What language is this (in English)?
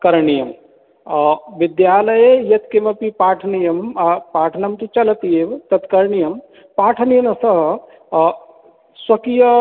Sanskrit